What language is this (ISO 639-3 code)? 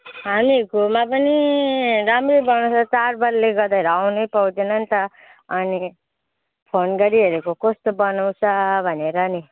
nep